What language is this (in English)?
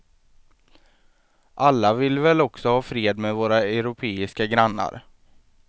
Swedish